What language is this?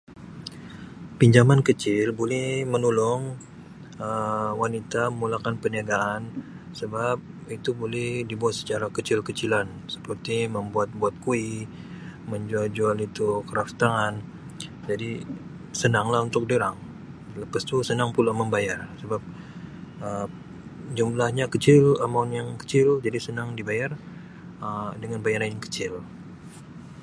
Sabah Malay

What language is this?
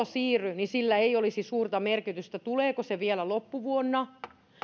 Finnish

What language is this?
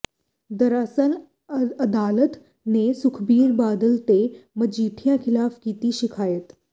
Punjabi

